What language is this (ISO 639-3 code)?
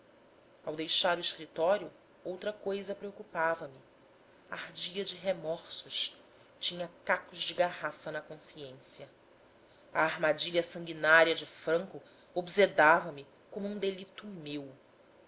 por